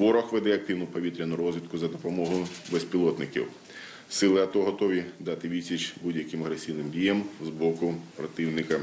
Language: Ukrainian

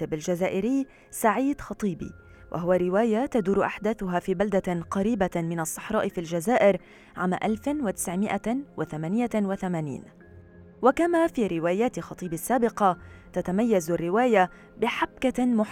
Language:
Arabic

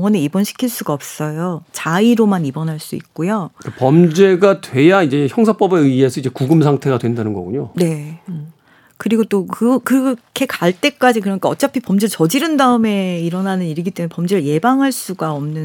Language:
Korean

